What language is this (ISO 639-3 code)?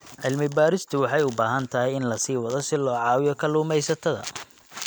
som